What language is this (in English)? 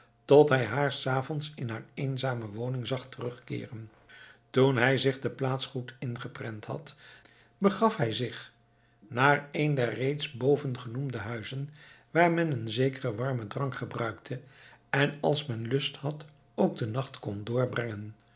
Dutch